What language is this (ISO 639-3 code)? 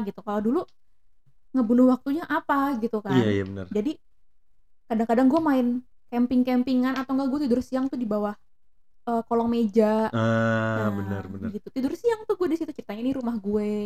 ind